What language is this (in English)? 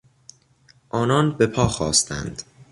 Persian